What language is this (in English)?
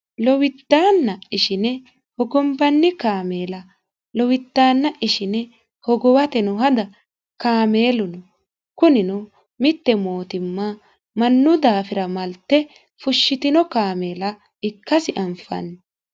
Sidamo